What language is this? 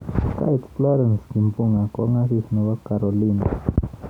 Kalenjin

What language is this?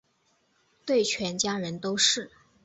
Chinese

